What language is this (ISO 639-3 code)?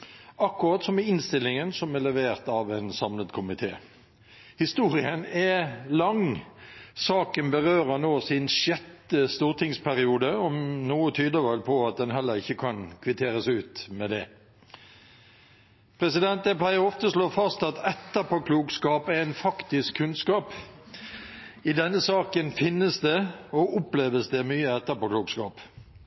nob